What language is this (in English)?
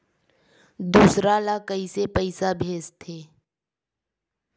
Chhattisgarhi